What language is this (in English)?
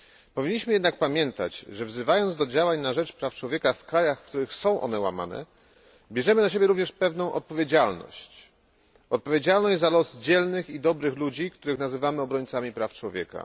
Polish